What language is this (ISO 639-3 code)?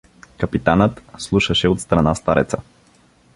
bul